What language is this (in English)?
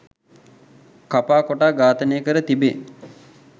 Sinhala